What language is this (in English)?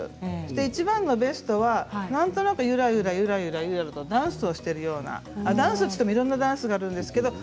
Japanese